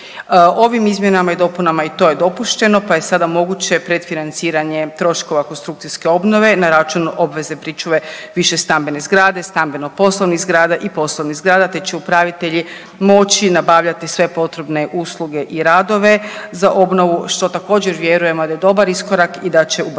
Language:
Croatian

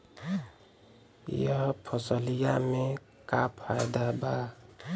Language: Bhojpuri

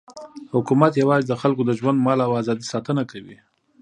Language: Pashto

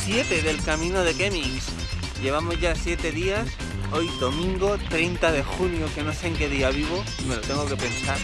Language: Spanish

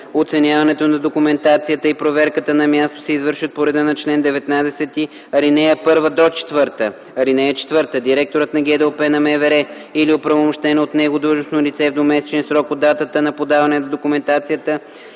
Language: Bulgarian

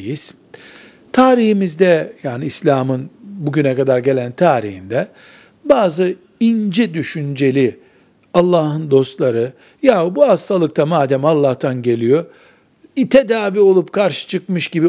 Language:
Turkish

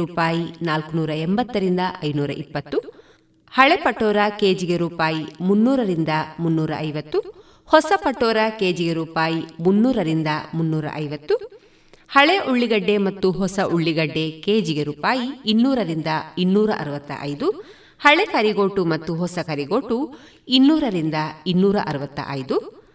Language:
Kannada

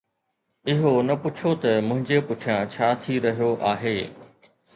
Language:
Sindhi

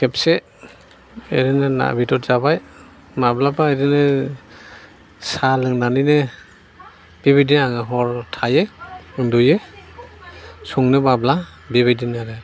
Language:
Bodo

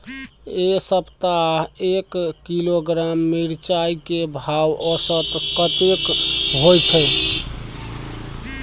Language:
Maithili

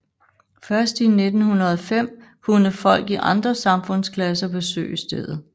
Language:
Danish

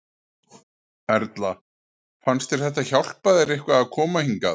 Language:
Icelandic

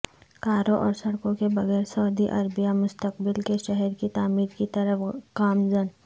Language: Urdu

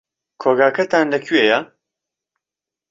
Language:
Central Kurdish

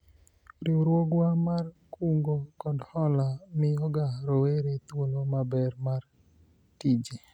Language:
Luo (Kenya and Tanzania)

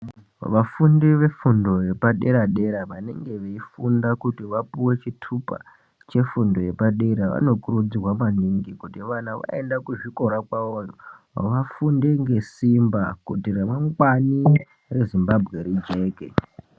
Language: Ndau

